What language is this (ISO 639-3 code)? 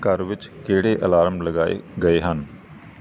pan